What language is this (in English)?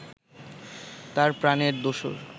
Bangla